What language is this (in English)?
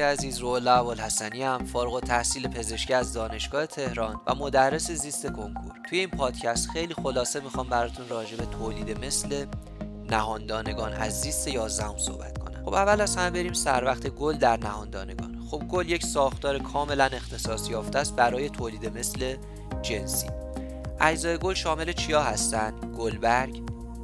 Persian